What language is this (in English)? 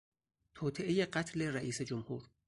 Persian